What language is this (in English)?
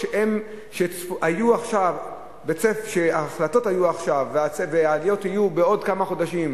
Hebrew